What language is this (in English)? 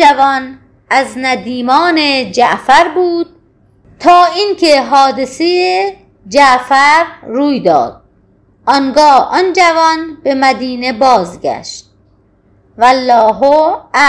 Persian